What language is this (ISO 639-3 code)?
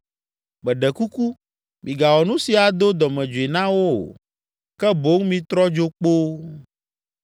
ewe